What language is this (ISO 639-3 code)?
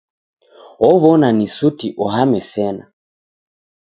dav